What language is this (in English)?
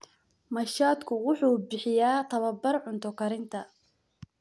Somali